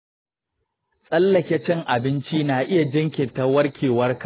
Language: Hausa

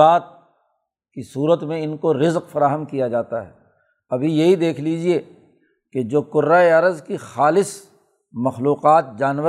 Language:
Urdu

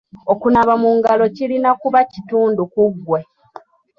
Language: Ganda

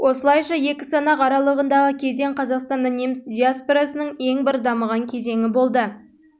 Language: Kazakh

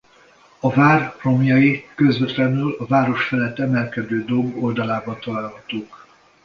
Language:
Hungarian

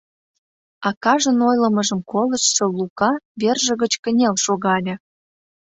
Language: Mari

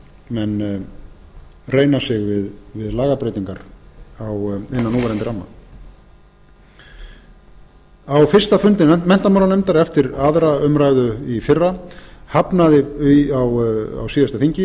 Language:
Icelandic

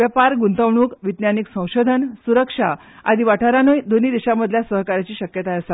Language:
Konkani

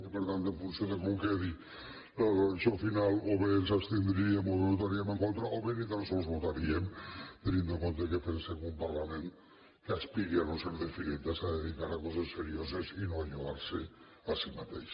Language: Catalan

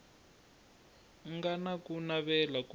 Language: Tsonga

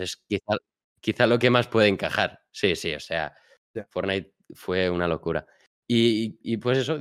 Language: Spanish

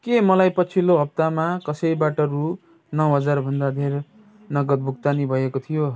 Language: Nepali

